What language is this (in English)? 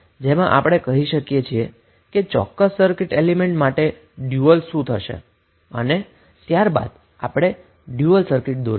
Gujarati